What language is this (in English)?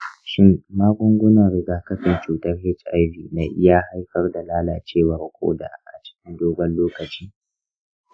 Hausa